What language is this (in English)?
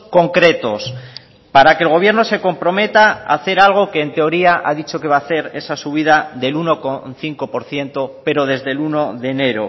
Spanish